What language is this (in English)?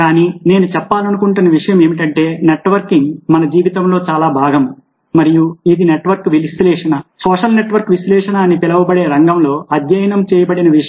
Telugu